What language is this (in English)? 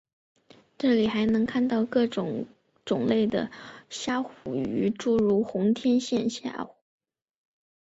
Chinese